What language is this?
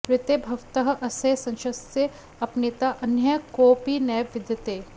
Sanskrit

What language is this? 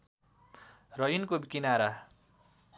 Nepali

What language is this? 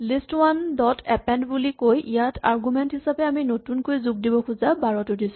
Assamese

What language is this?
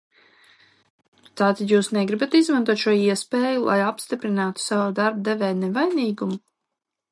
Latvian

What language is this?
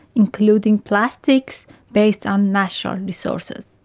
English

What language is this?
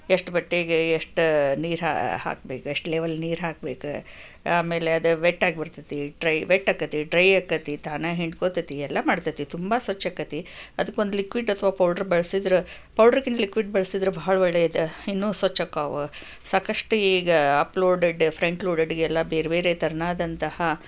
Kannada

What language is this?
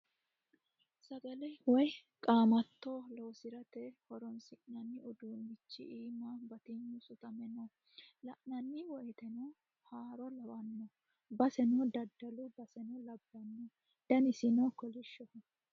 Sidamo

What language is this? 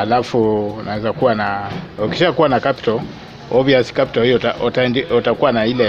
Swahili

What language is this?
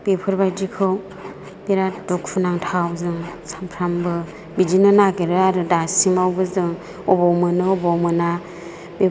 Bodo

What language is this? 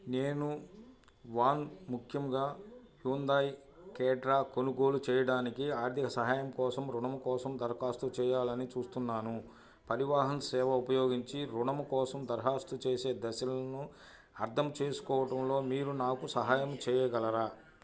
Telugu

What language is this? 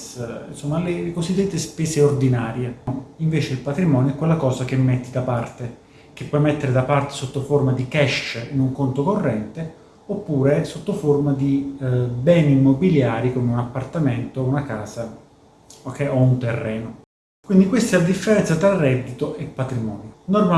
Italian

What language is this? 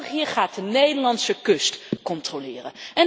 Dutch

